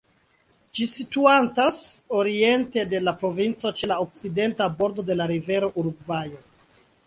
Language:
Esperanto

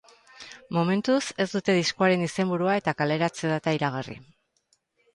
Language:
Basque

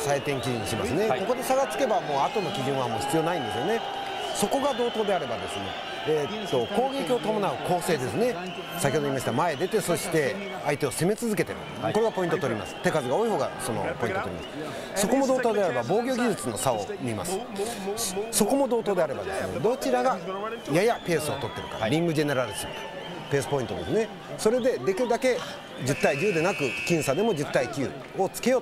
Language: Japanese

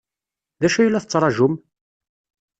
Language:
Kabyle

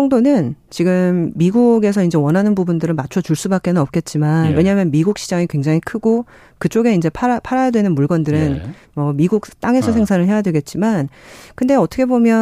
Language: Korean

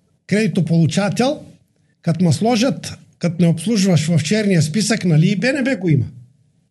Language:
Bulgarian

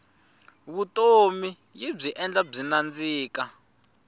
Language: Tsonga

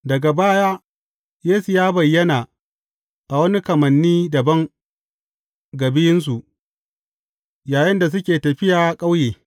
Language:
Hausa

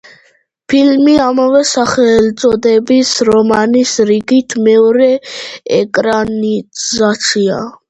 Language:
Georgian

